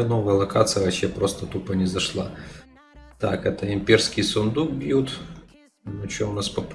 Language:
Russian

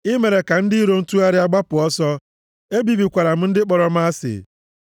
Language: Igbo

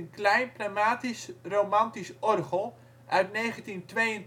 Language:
Dutch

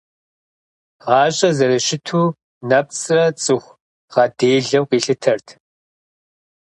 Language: Kabardian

